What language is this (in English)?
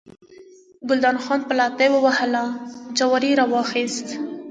Pashto